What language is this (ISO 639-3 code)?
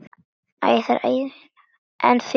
isl